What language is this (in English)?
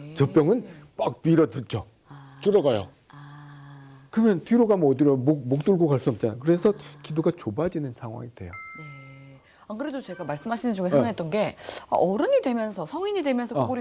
Korean